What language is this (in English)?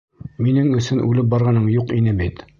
Bashkir